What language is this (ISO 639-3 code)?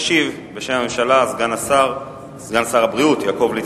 heb